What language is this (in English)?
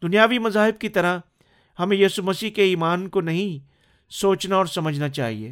Urdu